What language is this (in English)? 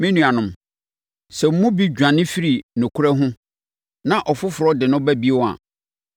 Akan